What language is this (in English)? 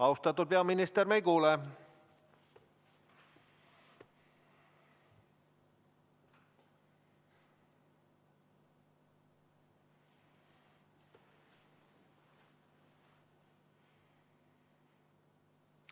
Estonian